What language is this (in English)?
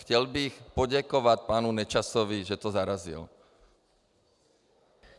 Czech